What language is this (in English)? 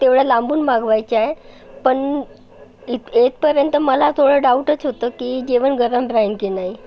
Marathi